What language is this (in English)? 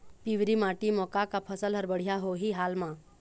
Chhattisgarhi